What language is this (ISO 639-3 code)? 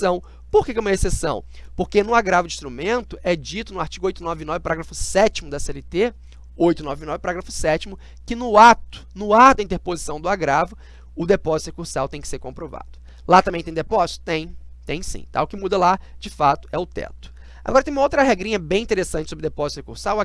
por